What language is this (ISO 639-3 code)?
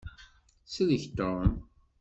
kab